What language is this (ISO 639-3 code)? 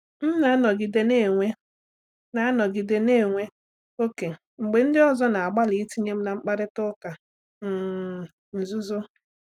ibo